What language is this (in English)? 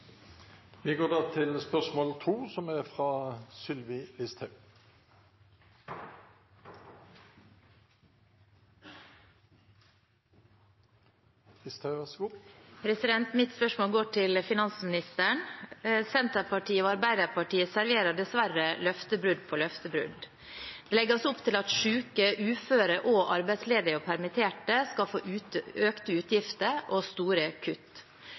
Norwegian